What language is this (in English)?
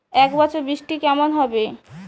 Bangla